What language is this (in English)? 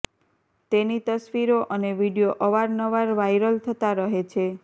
Gujarati